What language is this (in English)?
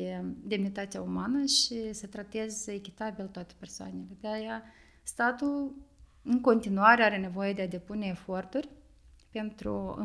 Romanian